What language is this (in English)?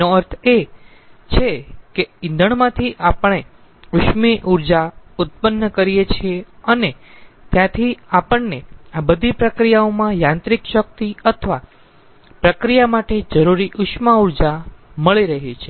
Gujarati